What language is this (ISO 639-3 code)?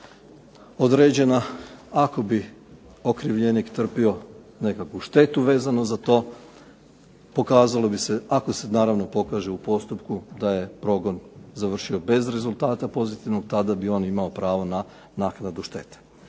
hrv